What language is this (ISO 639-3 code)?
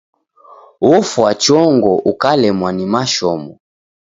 dav